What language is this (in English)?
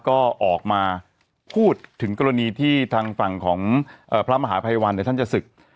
Thai